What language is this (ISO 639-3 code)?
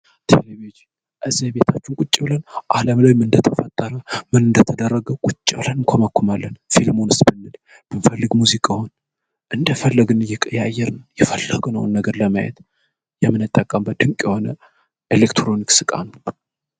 amh